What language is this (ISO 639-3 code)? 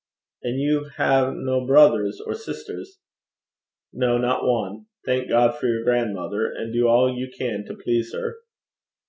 eng